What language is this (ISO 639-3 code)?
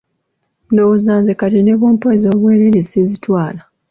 lug